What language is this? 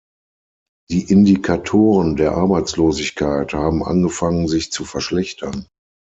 German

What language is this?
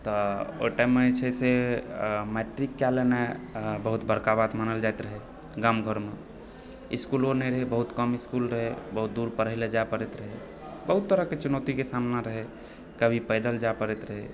Maithili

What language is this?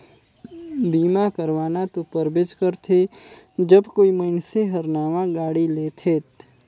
Chhattisgarhi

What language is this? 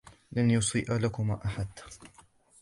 Arabic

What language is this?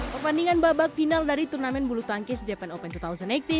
Indonesian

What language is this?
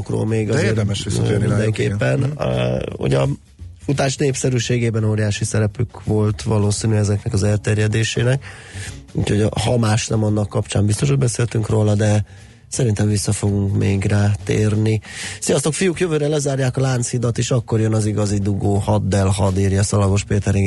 Hungarian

